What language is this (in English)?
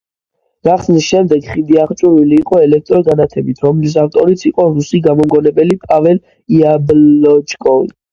Georgian